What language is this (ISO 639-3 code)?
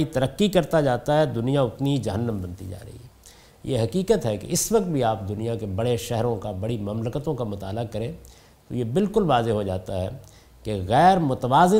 urd